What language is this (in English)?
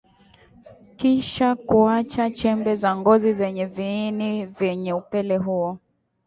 Swahili